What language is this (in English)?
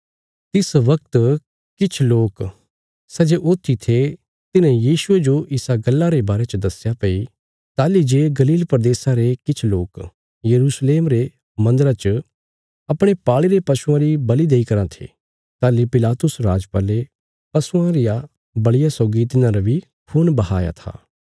Bilaspuri